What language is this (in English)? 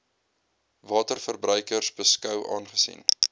Afrikaans